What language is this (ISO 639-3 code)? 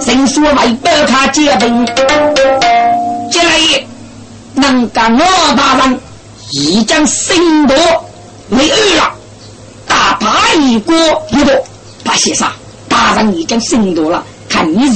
zho